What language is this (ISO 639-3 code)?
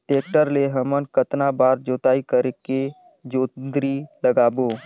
hne